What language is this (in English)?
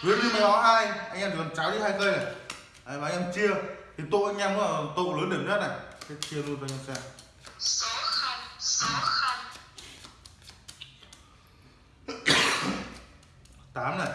Vietnamese